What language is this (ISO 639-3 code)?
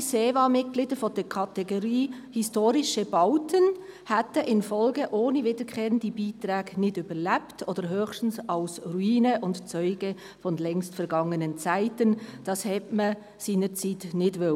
gsw